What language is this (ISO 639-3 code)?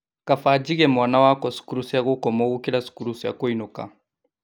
kik